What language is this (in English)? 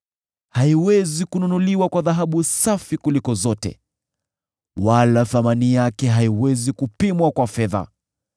Swahili